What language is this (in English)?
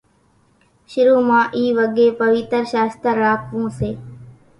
Kachi Koli